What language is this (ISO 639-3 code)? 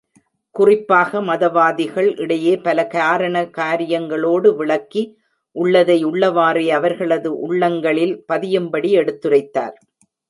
tam